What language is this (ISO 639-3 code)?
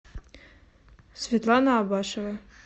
rus